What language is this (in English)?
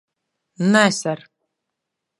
Latvian